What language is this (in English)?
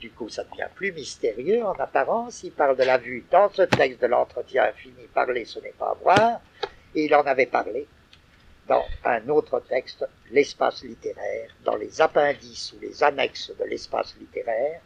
French